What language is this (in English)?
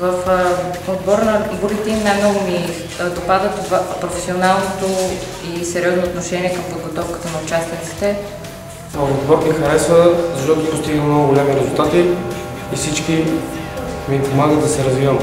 Bulgarian